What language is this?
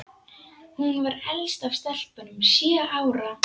Icelandic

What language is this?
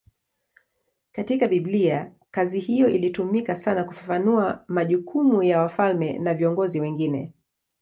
Swahili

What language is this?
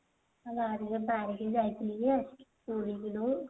Odia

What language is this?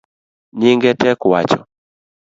Luo (Kenya and Tanzania)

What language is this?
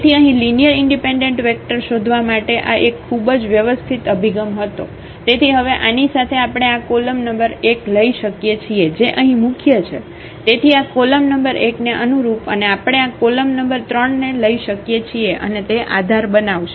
Gujarati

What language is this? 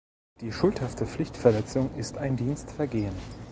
German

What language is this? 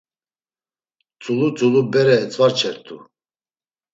Laz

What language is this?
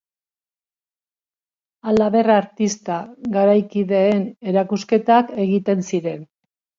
Basque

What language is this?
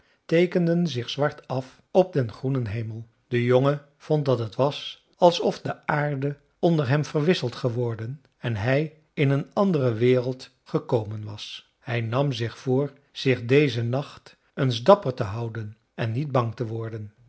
Dutch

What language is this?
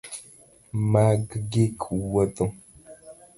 Luo (Kenya and Tanzania)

